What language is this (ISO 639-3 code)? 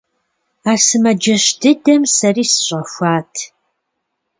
kbd